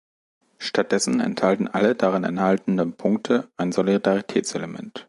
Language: German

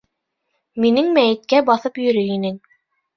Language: Bashkir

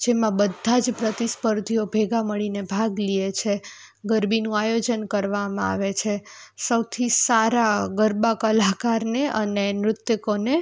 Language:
Gujarati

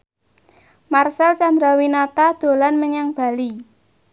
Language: Javanese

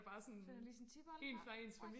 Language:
Danish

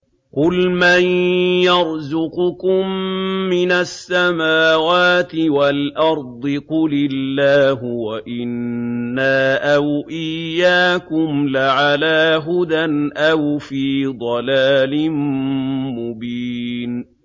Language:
Arabic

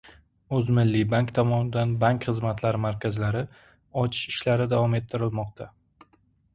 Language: Uzbek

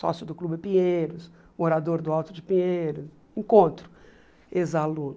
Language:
Portuguese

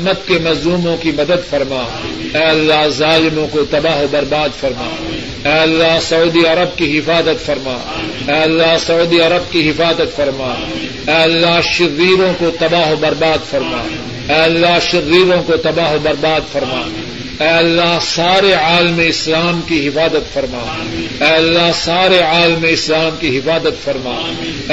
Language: Urdu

